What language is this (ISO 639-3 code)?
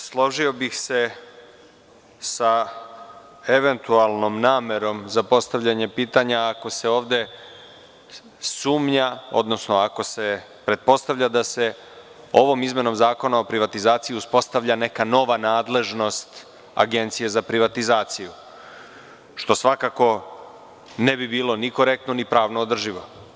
srp